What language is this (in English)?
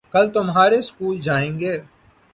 Urdu